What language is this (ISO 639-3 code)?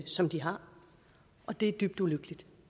dan